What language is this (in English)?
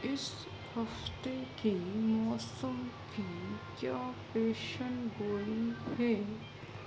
Urdu